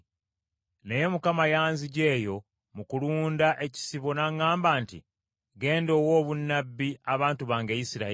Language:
Ganda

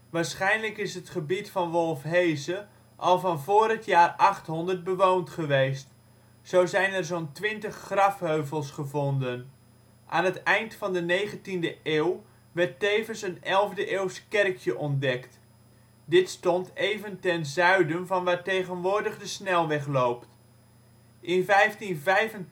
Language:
Dutch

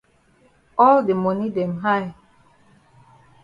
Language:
Cameroon Pidgin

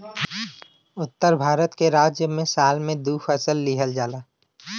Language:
Bhojpuri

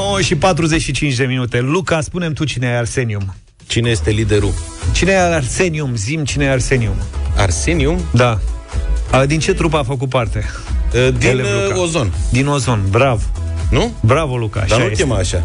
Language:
Romanian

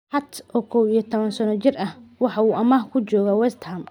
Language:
Somali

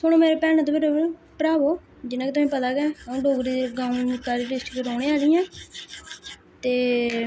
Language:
Dogri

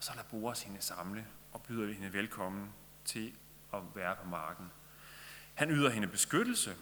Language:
Danish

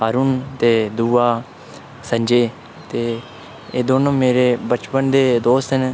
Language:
Dogri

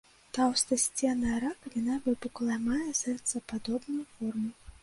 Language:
Belarusian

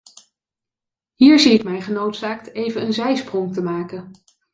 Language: Dutch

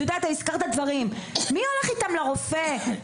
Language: Hebrew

